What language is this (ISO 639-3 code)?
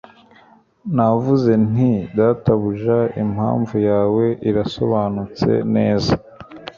kin